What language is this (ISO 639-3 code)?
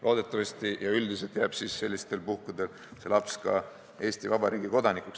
est